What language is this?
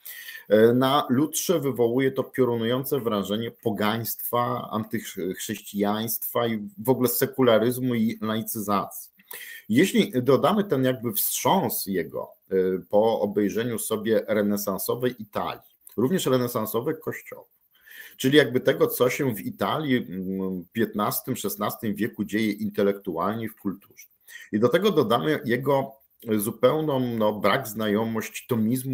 Polish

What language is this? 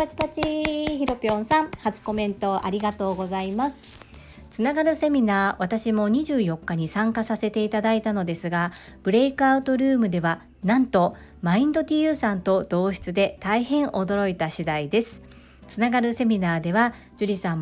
Japanese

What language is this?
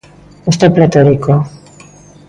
Galician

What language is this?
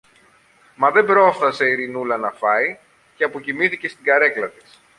Greek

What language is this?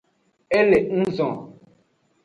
Aja (Benin)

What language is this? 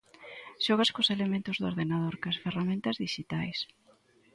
Galician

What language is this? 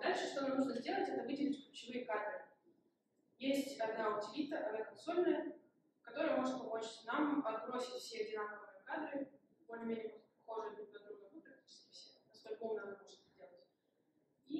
Russian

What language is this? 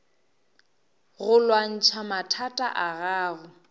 Northern Sotho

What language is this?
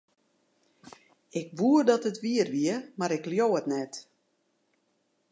Western Frisian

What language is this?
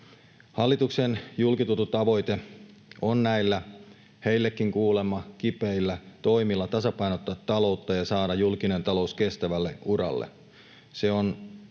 Finnish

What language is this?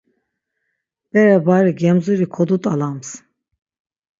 Laz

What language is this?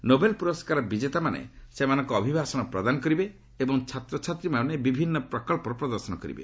Odia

